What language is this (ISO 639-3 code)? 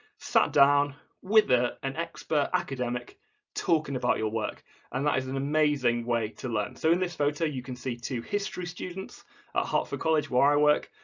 eng